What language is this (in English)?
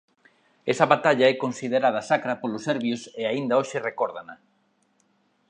Galician